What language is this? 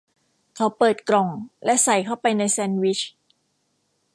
Thai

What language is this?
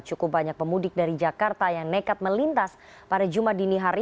Indonesian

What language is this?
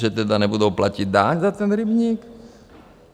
Czech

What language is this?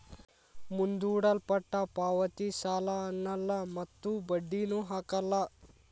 Kannada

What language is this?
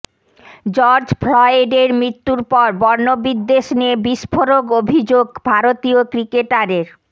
Bangla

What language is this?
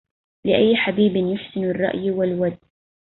Arabic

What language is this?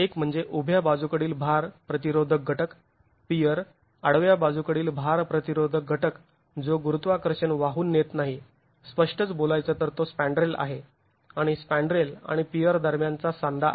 Marathi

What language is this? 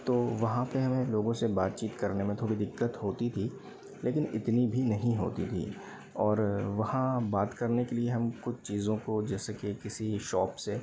Hindi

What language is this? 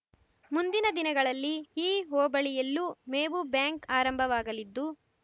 Kannada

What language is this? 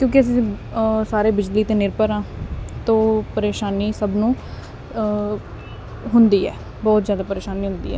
Punjabi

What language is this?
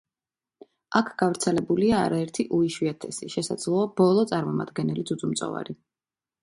Georgian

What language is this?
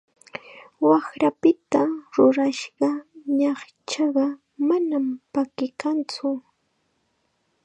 Chiquián Ancash Quechua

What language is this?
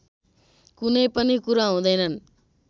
Nepali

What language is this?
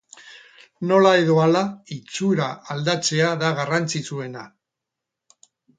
Basque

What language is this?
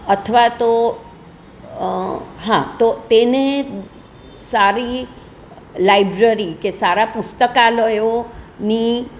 Gujarati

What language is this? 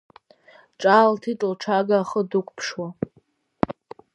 Abkhazian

